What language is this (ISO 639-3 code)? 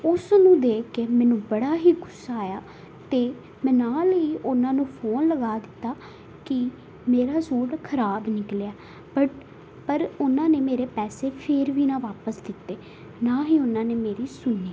pan